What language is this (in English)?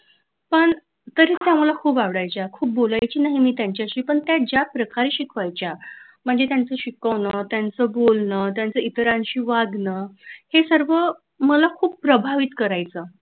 Marathi